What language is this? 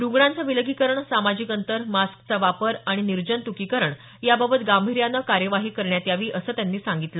Marathi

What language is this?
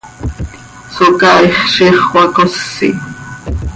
Seri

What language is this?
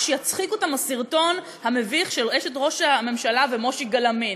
Hebrew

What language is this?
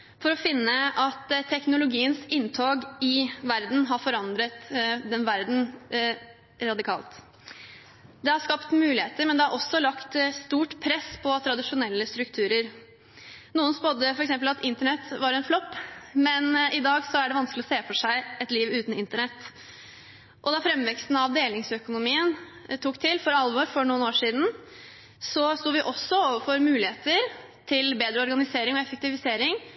Norwegian Bokmål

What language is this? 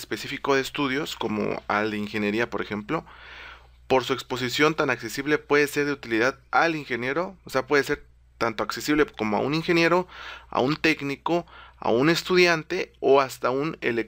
Spanish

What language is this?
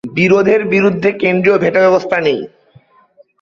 Bangla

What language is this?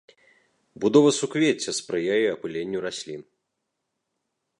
Belarusian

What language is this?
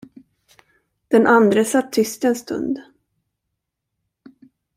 Swedish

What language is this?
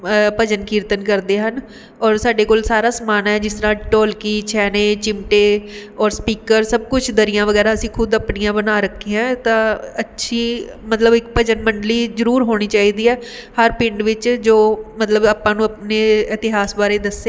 Punjabi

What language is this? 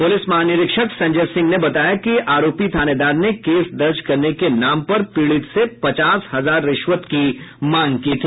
Hindi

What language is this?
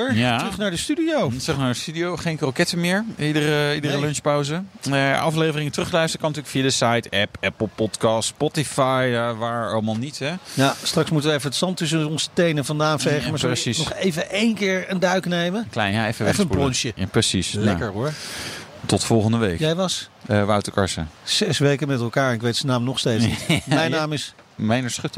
Dutch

